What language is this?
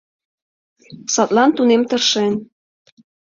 Mari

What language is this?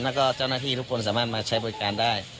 Thai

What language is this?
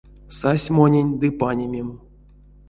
Erzya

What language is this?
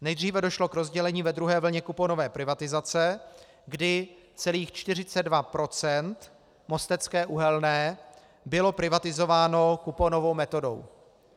Czech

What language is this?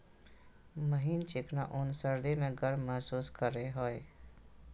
Magahi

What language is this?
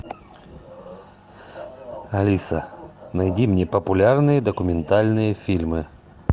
Russian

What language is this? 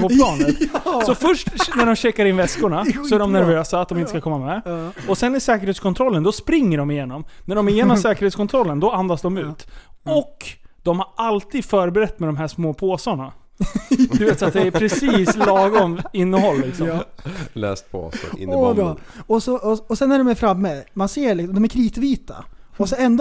Swedish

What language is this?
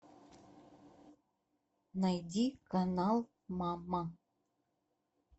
Russian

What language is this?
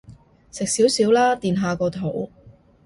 Cantonese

